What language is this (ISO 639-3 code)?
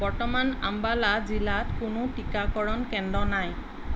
asm